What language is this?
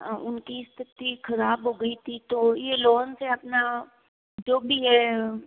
Hindi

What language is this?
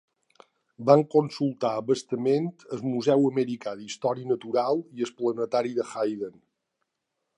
Catalan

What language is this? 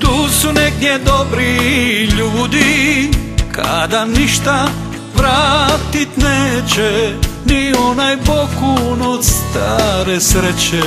Romanian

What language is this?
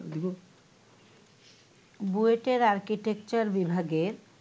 Bangla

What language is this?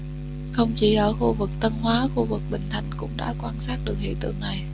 Vietnamese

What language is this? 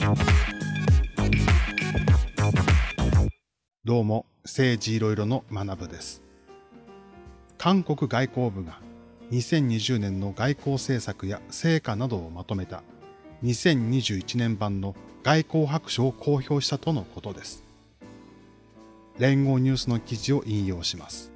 Japanese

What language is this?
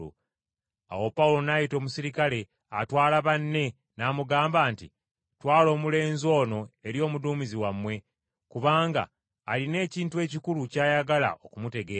Ganda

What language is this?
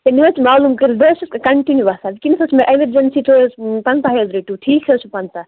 Kashmiri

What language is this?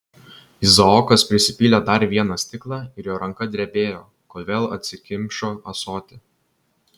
Lithuanian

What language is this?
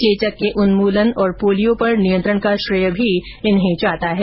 Hindi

